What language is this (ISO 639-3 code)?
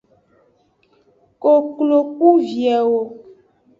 ajg